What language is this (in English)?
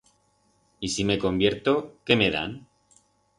Aragonese